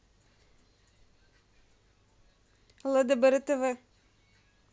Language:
Russian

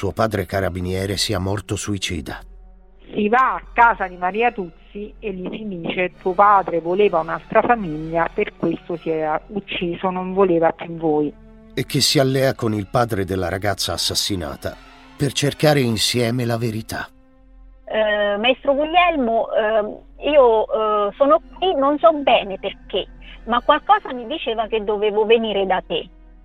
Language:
Italian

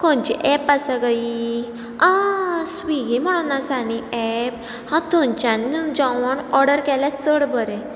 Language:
Konkani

